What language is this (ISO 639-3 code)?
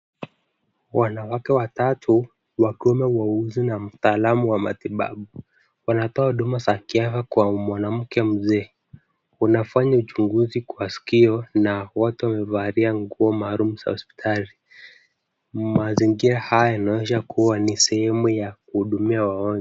swa